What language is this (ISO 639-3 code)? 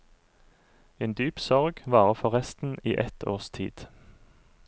nor